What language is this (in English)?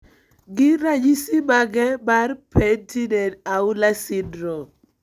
Luo (Kenya and Tanzania)